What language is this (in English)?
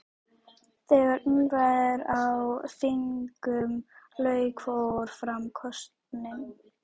Icelandic